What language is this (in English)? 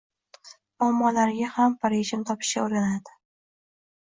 Uzbek